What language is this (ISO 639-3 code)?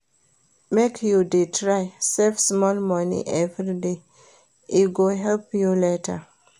pcm